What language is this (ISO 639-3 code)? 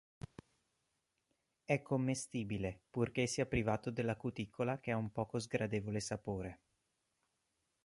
ita